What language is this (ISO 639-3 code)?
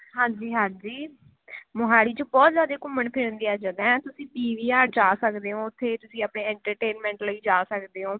pan